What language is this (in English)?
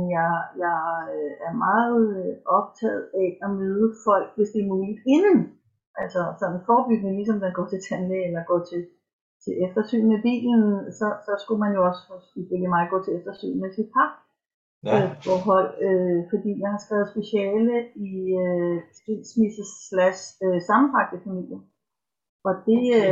Danish